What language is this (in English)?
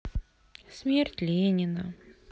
Russian